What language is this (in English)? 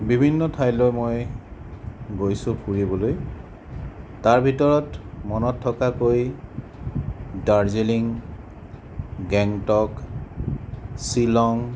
Assamese